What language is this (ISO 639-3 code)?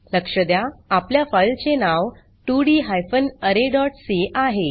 mar